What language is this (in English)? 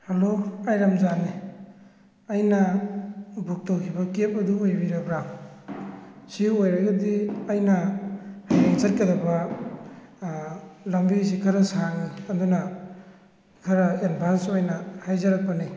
Manipuri